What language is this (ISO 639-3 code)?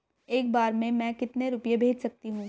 hin